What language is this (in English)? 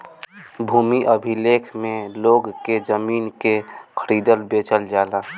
Bhojpuri